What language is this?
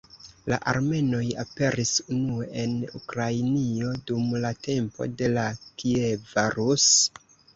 Esperanto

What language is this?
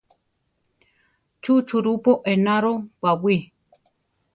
Central Tarahumara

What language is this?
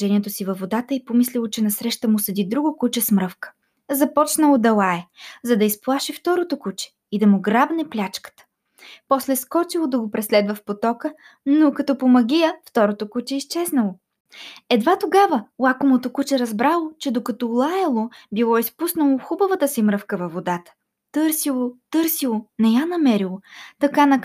Bulgarian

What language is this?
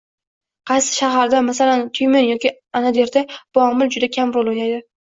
Uzbek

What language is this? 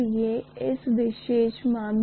Hindi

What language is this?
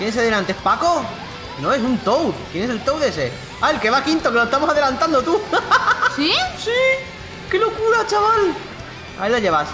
Spanish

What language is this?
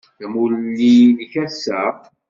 Kabyle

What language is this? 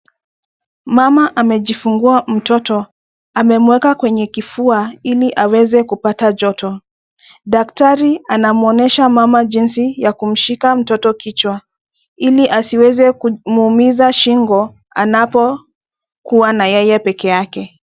Swahili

